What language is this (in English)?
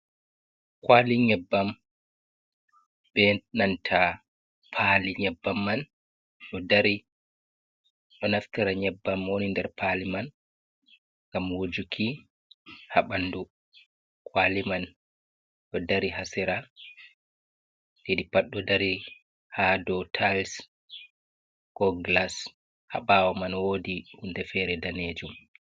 Fula